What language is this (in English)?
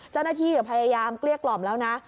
Thai